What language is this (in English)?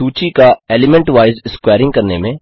Hindi